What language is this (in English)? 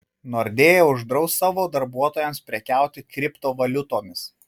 Lithuanian